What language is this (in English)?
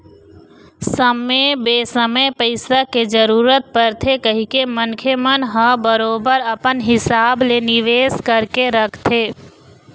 Chhattisgarhi